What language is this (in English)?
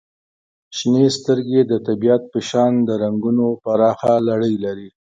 Pashto